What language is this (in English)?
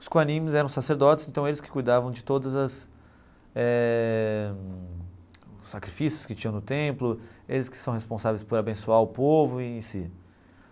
Portuguese